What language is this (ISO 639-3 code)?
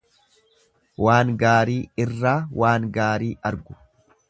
orm